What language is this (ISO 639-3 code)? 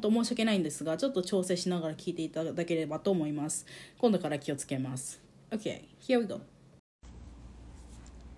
jpn